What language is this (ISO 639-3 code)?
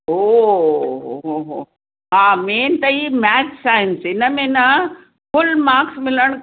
snd